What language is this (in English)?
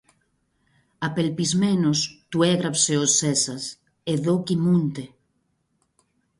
Greek